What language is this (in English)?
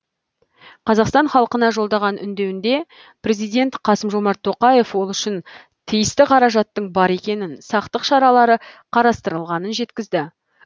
Kazakh